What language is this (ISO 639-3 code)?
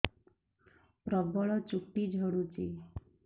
ori